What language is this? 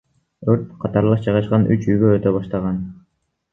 Kyrgyz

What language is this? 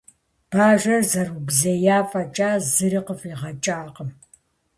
Kabardian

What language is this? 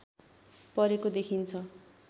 Nepali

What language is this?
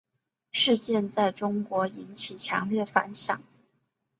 Chinese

